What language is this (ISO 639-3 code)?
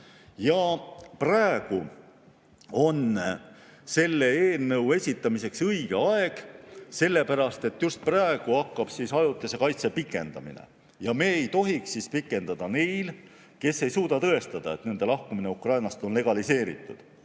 est